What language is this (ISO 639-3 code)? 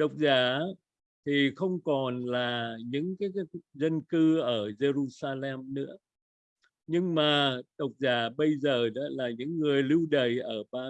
vie